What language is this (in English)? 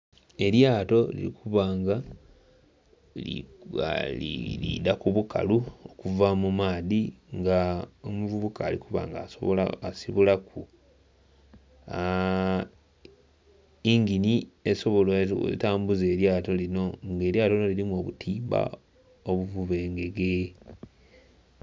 Soga